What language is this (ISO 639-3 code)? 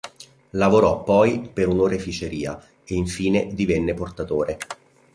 ita